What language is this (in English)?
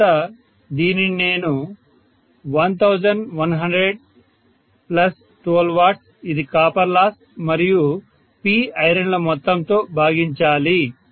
Telugu